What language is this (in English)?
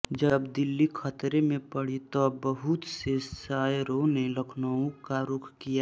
Hindi